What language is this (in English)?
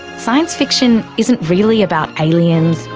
English